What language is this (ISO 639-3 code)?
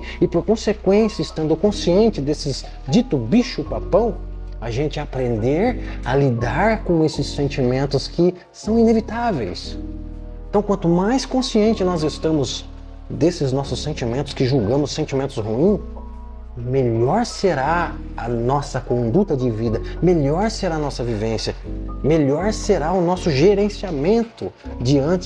por